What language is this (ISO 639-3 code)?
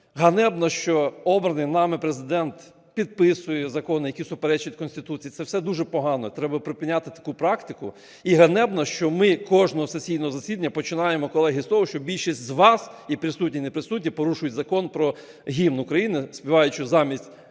ukr